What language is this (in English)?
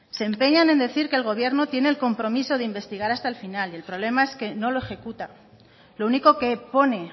Spanish